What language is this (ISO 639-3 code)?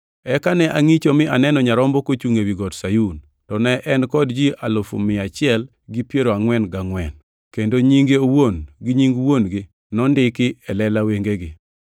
luo